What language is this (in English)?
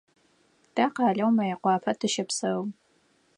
Adyghe